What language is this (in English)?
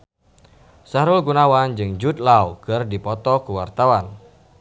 Sundanese